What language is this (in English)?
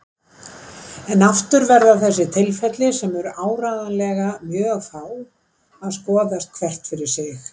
Icelandic